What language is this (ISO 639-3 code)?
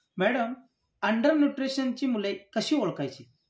mar